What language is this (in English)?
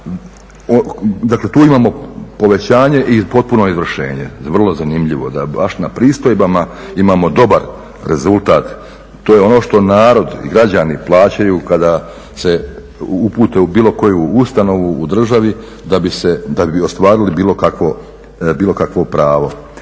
Croatian